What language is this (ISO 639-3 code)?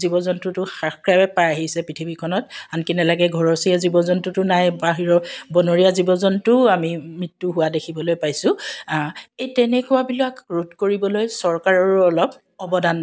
asm